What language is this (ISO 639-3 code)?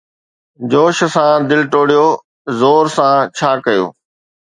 snd